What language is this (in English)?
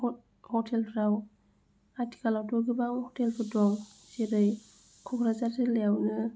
Bodo